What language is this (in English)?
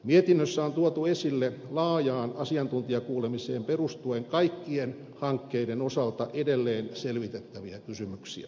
Finnish